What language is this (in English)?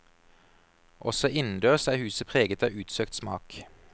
Norwegian